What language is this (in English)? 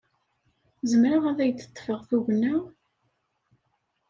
Kabyle